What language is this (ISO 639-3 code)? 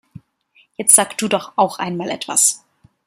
deu